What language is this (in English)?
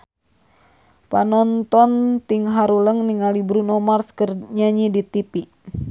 Sundanese